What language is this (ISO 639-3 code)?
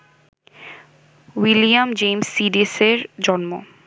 ben